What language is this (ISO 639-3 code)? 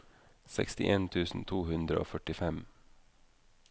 nor